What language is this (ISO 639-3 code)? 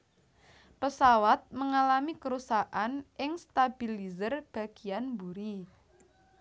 jav